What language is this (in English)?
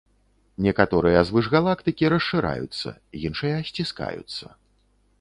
Belarusian